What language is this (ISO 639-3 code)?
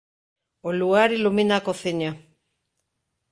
glg